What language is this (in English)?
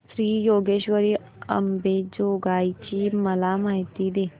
Marathi